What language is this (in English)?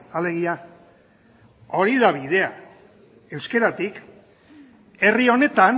Basque